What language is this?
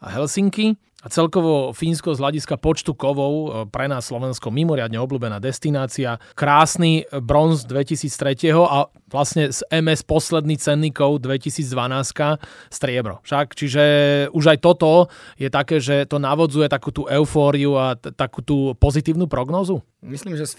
Slovak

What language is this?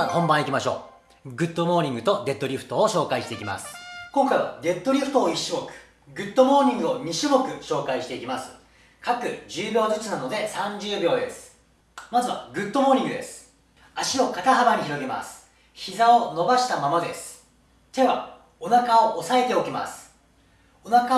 Japanese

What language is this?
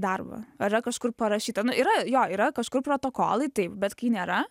Lithuanian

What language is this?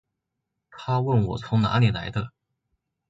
Chinese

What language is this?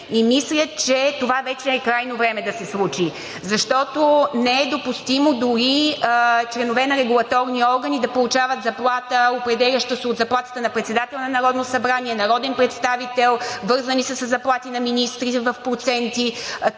Bulgarian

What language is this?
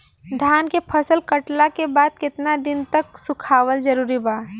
Bhojpuri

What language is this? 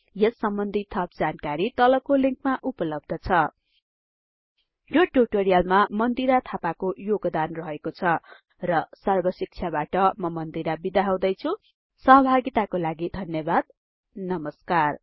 Nepali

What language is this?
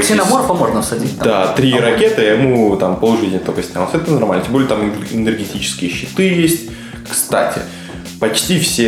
Russian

